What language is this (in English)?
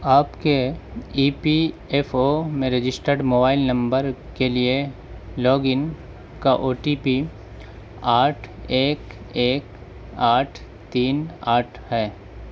Urdu